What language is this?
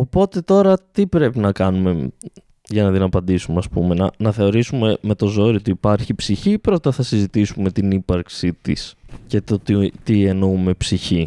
Greek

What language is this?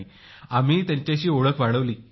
Marathi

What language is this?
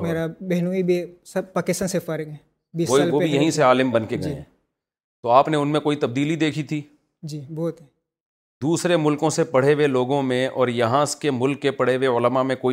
Urdu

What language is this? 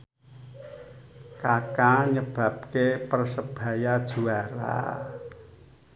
Javanese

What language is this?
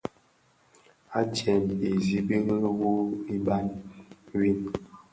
Bafia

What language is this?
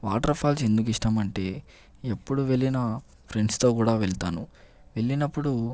Telugu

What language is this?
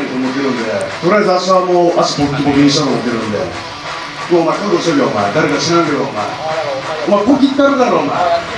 Japanese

